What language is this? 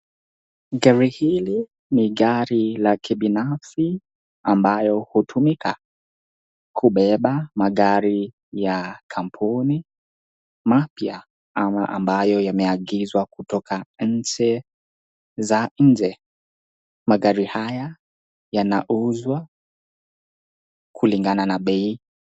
Swahili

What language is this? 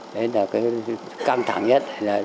Vietnamese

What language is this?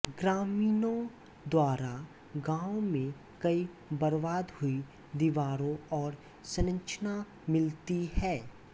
Hindi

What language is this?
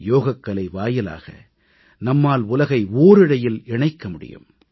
Tamil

